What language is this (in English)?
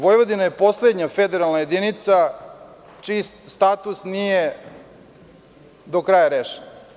Serbian